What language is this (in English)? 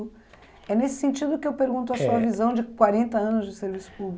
Portuguese